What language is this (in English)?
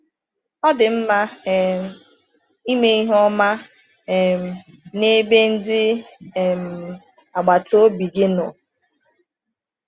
Igbo